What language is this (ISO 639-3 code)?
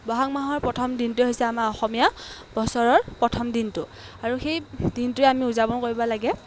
asm